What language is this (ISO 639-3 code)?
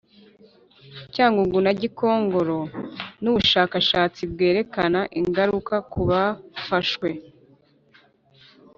kin